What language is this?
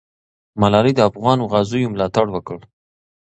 Pashto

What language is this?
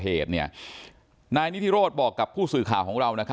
Thai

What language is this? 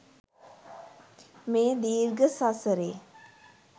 Sinhala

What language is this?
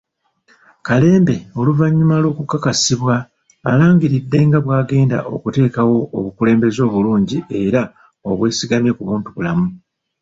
Ganda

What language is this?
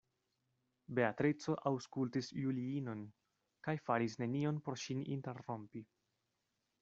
Esperanto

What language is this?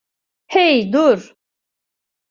Turkish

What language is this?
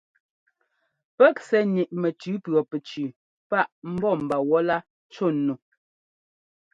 Ngomba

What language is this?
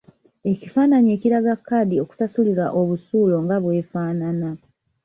Ganda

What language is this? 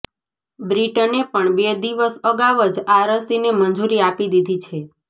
Gujarati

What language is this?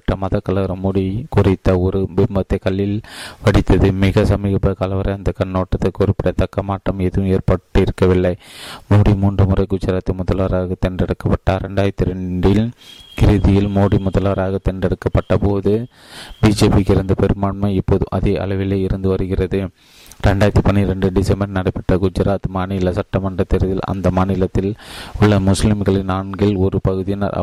Tamil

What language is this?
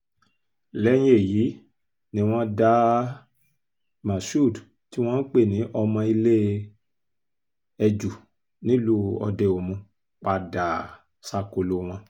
Yoruba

